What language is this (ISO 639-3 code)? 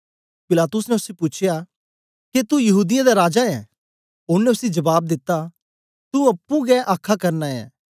doi